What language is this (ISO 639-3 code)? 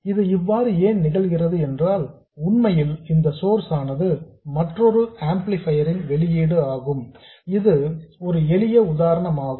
tam